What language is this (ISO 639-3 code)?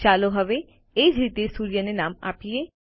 guj